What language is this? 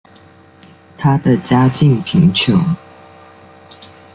Chinese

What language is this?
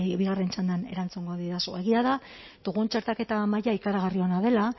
Basque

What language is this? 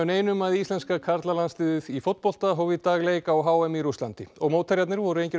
Icelandic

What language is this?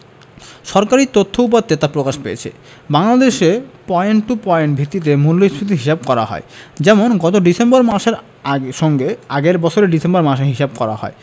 Bangla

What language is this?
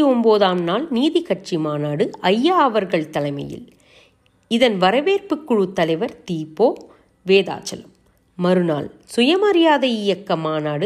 Tamil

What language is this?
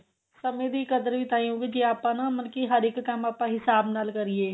Punjabi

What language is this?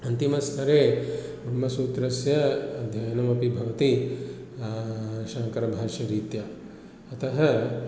Sanskrit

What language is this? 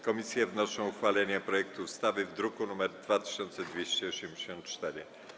Polish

